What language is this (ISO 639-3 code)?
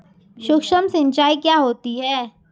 hin